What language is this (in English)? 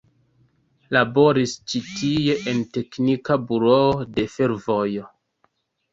Esperanto